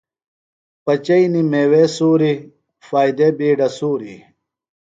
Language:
Phalura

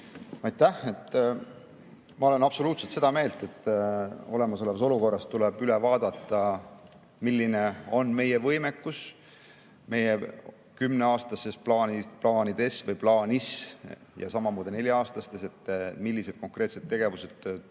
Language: Estonian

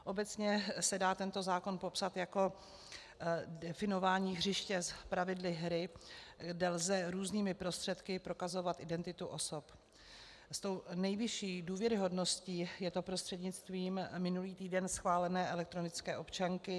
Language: Czech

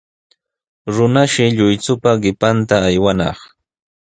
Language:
Sihuas Ancash Quechua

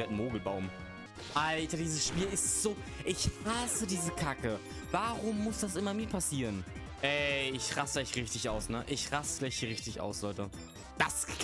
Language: German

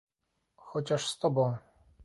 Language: Polish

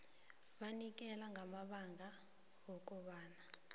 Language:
South Ndebele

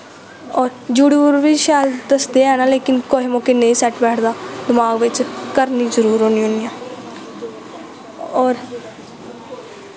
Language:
Dogri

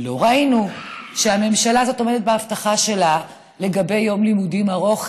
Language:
Hebrew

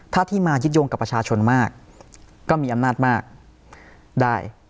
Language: Thai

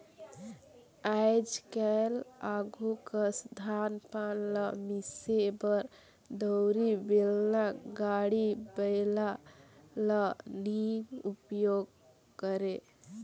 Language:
Chhattisgarhi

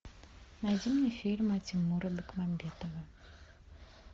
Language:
Russian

